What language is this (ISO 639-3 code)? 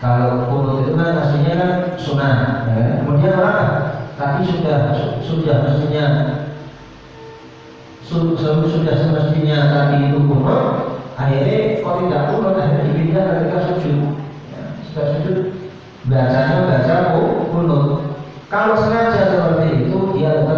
ind